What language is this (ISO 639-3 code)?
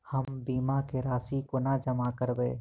mai